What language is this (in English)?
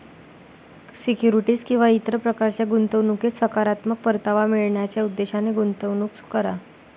Marathi